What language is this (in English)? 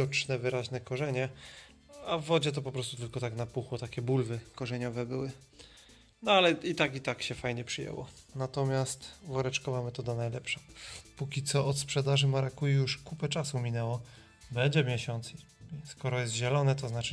Polish